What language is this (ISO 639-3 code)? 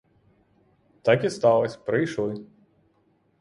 ukr